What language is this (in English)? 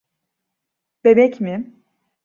Turkish